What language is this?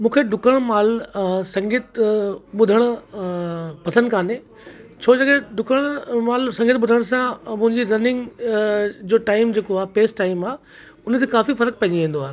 Sindhi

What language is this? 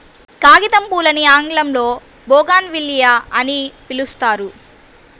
Telugu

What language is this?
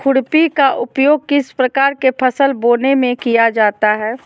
Magahi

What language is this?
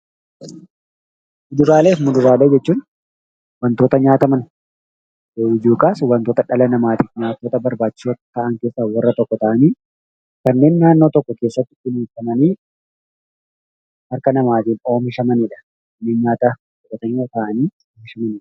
Oromo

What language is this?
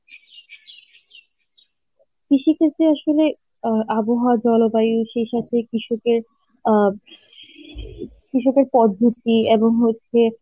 Bangla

